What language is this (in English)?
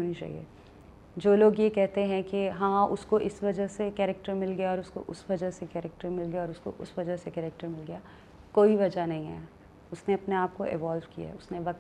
Urdu